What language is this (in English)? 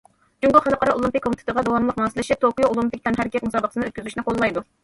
Uyghur